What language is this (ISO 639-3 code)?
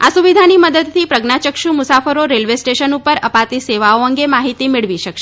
guj